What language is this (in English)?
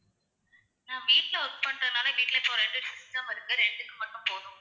Tamil